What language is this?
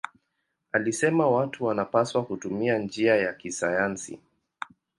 Swahili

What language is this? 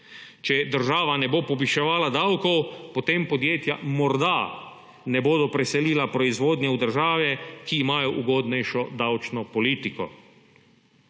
Slovenian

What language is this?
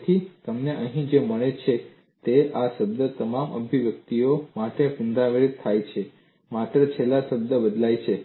Gujarati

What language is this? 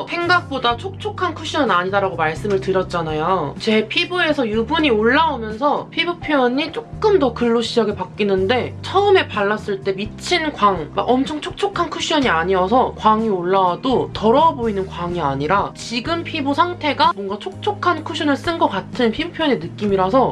Korean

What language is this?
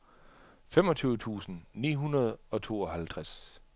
Danish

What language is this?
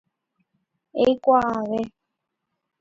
Guarani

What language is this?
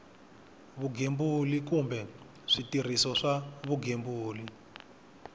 Tsonga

